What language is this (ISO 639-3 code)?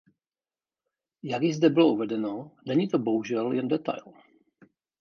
ces